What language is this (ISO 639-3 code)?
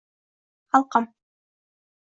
uzb